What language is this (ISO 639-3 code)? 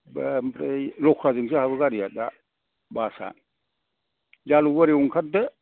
brx